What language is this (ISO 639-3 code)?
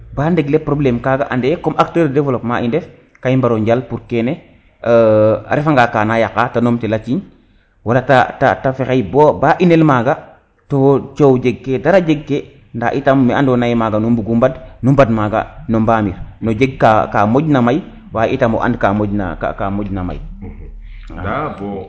srr